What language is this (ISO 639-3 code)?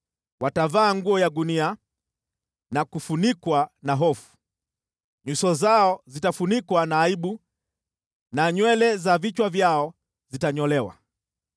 swa